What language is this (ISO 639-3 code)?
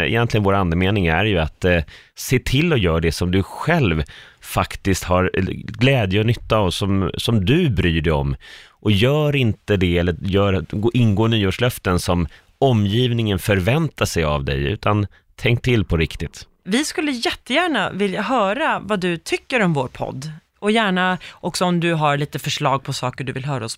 swe